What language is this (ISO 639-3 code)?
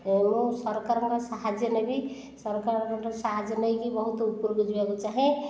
ori